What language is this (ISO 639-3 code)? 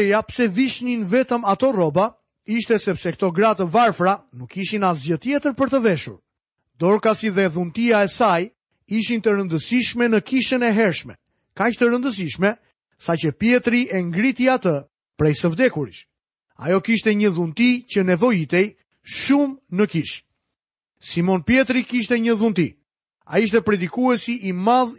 hrv